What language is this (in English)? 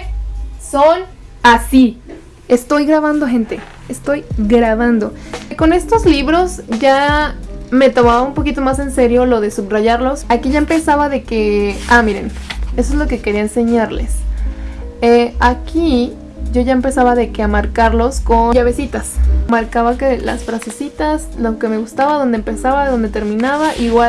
Spanish